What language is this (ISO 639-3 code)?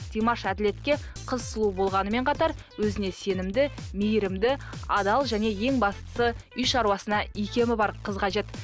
kaz